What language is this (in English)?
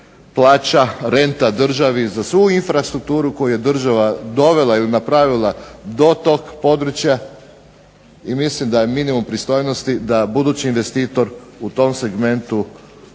Croatian